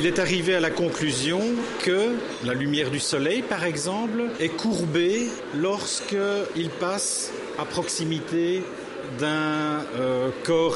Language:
French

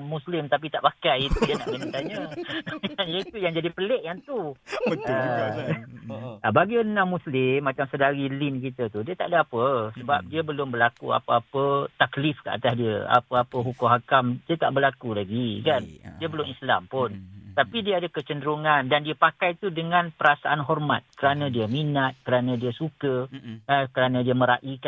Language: Malay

